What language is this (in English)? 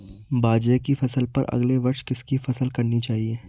Hindi